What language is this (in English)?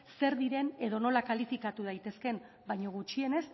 Basque